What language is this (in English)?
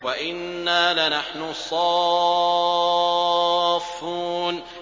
Arabic